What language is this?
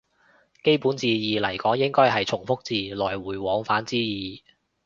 Cantonese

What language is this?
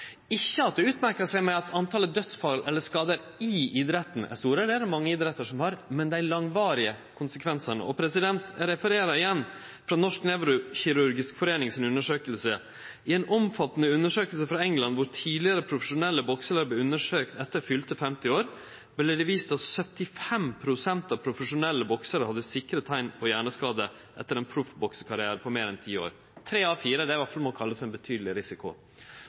Norwegian Nynorsk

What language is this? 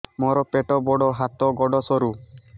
Odia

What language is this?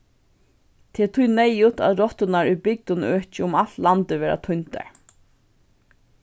Faroese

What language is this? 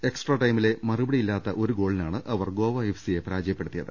Malayalam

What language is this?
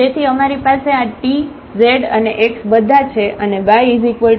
Gujarati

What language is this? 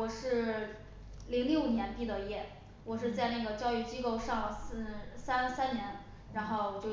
Chinese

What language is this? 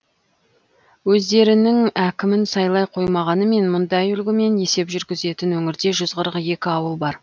Kazakh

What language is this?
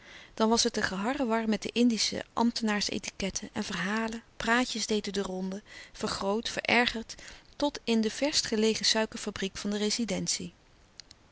Dutch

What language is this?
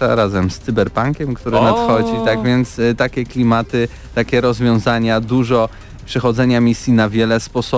Polish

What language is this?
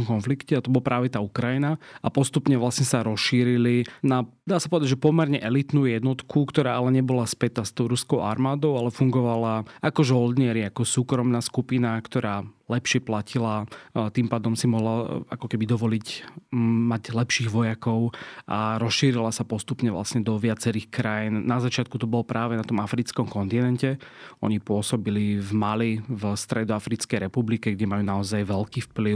Slovak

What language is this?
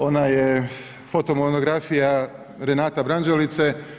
Croatian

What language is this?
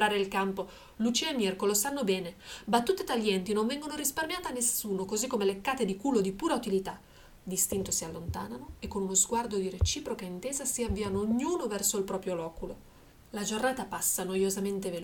Italian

